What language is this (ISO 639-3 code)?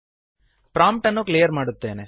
kan